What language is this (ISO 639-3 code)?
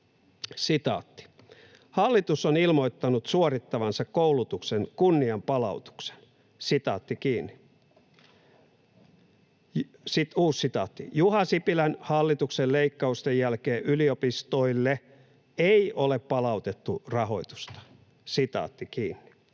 fin